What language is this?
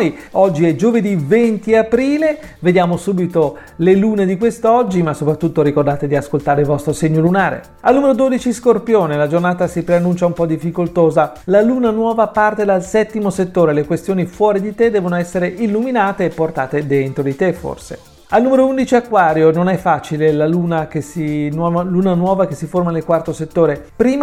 Italian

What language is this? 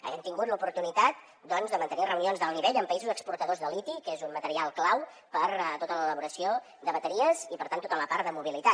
Catalan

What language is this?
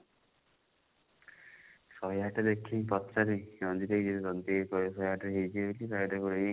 Odia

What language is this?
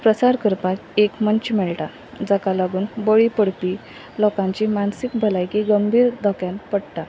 Konkani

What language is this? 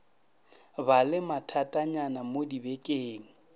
Northern Sotho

